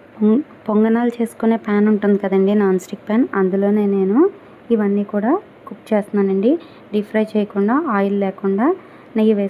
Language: Thai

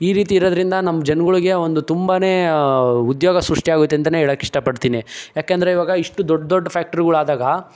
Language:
Kannada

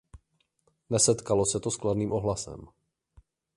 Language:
Czech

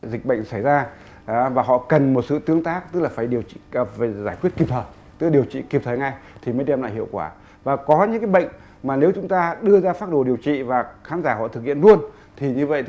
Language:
Vietnamese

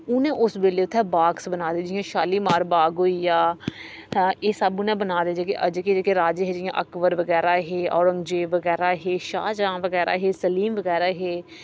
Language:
Dogri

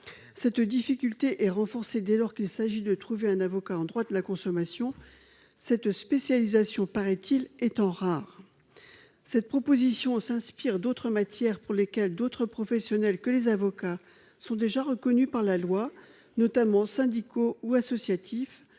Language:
French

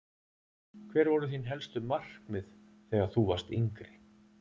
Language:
Icelandic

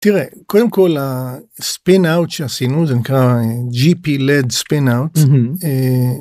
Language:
Hebrew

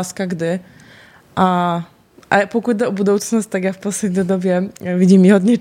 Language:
Czech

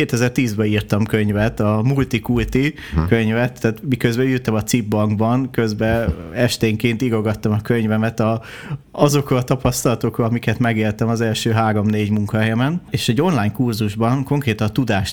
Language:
Hungarian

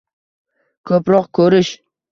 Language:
Uzbek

